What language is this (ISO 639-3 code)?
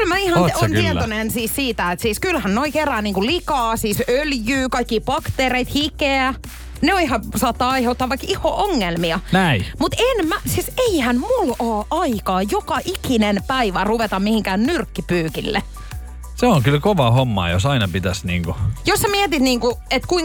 fin